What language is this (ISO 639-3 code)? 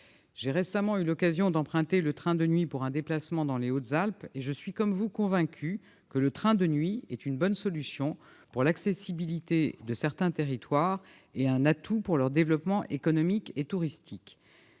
fra